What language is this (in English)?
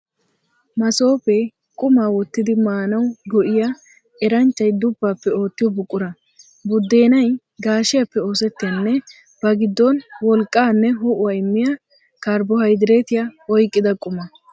Wolaytta